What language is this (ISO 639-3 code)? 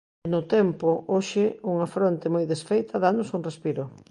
glg